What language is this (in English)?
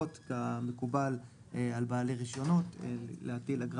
Hebrew